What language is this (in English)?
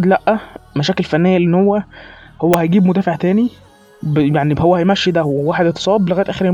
Arabic